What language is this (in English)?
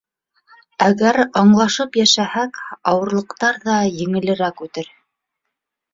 Bashkir